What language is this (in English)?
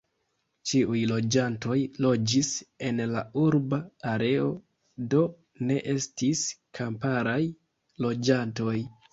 Esperanto